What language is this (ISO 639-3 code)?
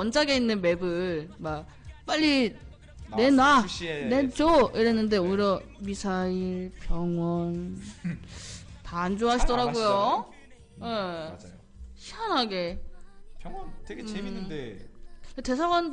kor